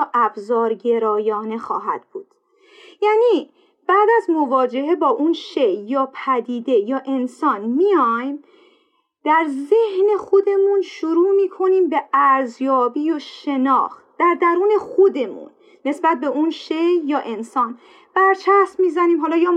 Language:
Persian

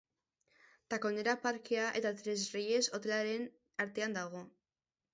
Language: Basque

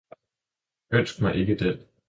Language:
Danish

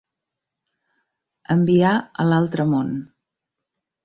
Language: Catalan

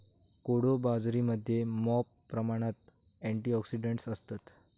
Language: Marathi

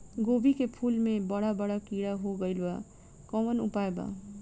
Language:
Bhojpuri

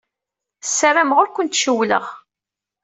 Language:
Kabyle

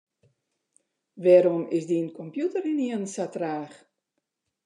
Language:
Western Frisian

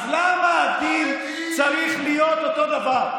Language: Hebrew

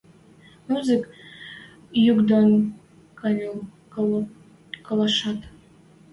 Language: Western Mari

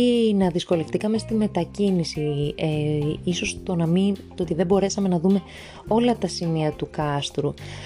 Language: Greek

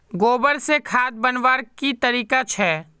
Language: Magahi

